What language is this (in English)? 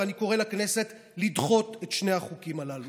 Hebrew